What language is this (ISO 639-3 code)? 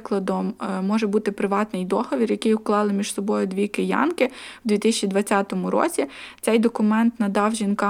ukr